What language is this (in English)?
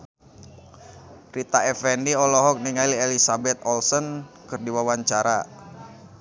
Sundanese